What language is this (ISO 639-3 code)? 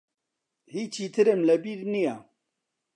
ckb